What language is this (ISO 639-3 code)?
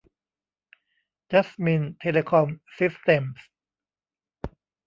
tha